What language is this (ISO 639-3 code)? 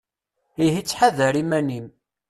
kab